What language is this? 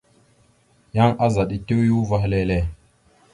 Mada (Cameroon)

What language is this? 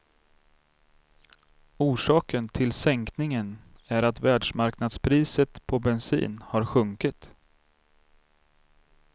Swedish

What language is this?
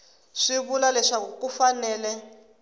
Tsonga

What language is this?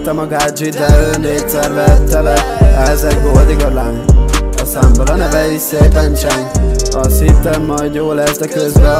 Arabic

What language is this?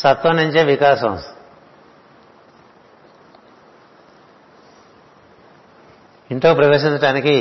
Telugu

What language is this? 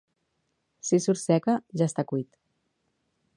Catalan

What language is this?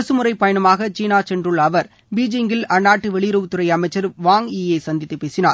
Tamil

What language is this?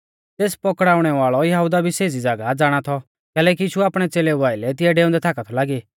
Mahasu Pahari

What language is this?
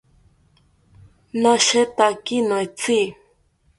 South Ucayali Ashéninka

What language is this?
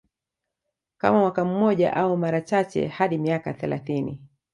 Swahili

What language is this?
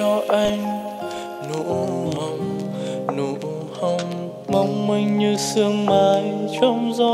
Vietnamese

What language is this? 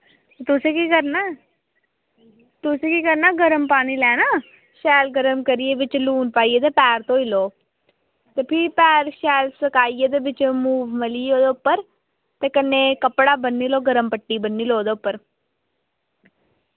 Dogri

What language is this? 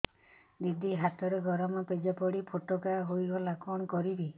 Odia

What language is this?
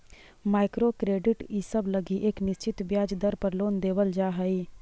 Magahi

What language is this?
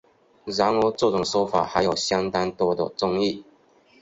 Chinese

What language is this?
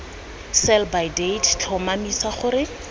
Tswana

